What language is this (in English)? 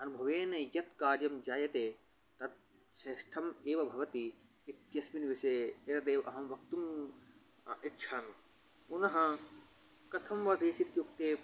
Sanskrit